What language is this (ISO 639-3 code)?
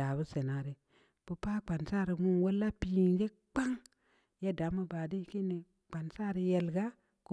ndi